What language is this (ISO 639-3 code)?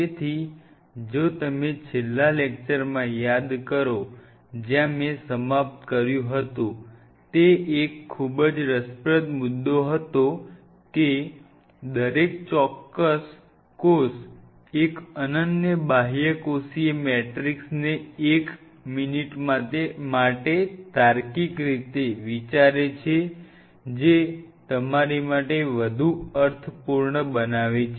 guj